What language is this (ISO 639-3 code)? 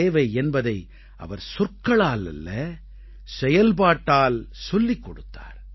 tam